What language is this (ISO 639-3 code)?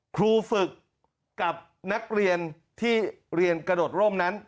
tha